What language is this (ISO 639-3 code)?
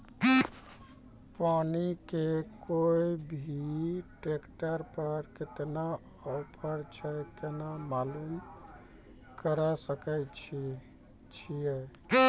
mai